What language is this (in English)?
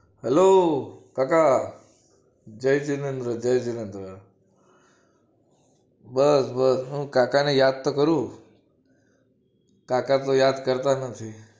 Gujarati